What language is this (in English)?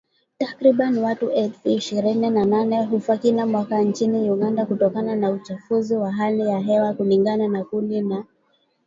Swahili